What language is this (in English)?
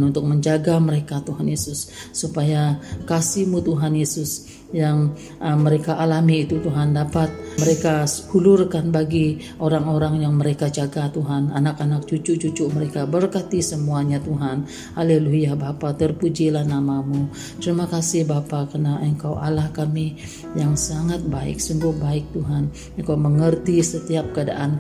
Malay